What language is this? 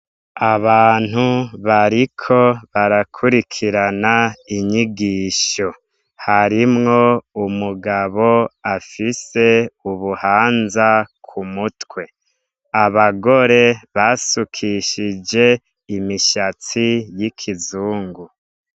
Rundi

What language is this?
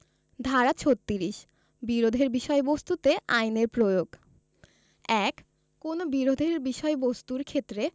Bangla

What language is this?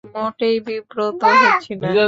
Bangla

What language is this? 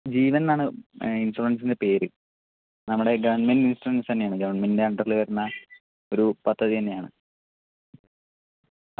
Malayalam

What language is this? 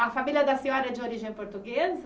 Portuguese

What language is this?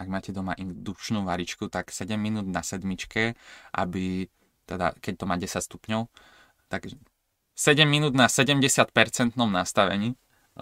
Slovak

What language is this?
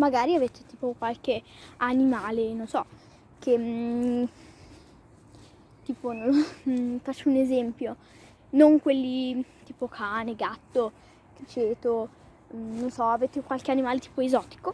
Italian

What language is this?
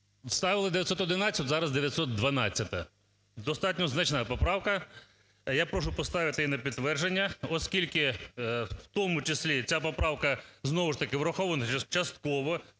Ukrainian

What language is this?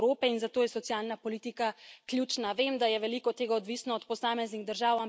Slovenian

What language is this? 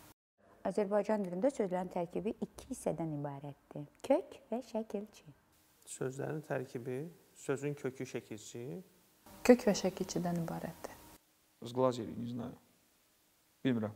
Turkish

